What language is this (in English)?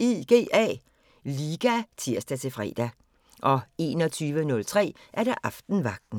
Danish